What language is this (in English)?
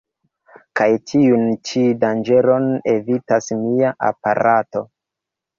Esperanto